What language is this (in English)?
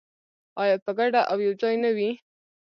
Pashto